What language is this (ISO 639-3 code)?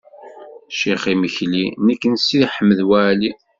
kab